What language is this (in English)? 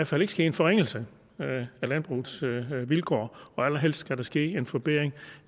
Danish